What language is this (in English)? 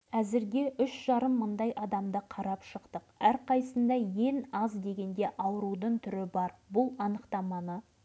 Kazakh